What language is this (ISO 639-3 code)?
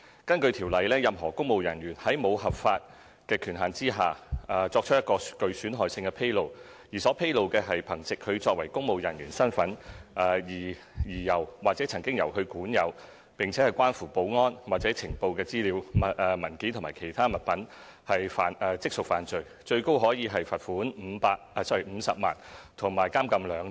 yue